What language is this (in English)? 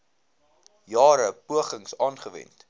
Afrikaans